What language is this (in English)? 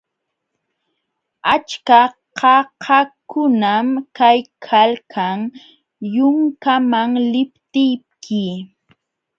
Jauja Wanca Quechua